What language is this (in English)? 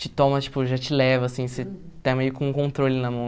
Portuguese